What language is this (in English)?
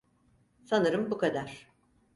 Turkish